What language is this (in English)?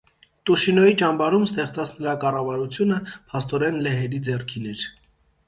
Armenian